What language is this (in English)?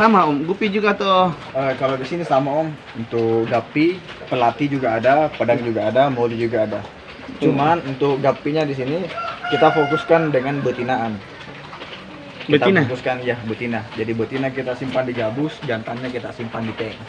Indonesian